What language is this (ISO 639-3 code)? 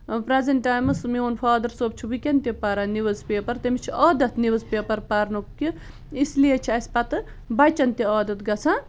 kas